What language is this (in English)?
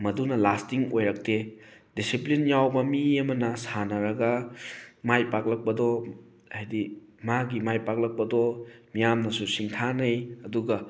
Manipuri